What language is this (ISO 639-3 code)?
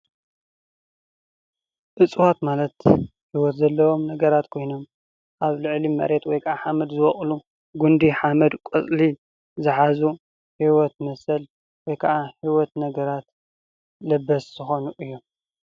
tir